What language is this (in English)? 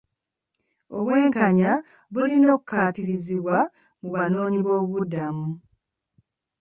Ganda